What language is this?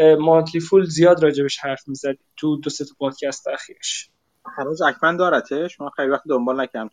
Persian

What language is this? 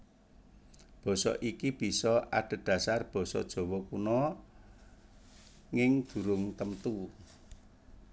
Javanese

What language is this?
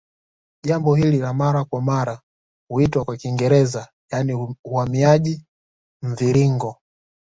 Swahili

